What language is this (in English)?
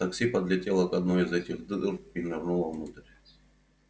Russian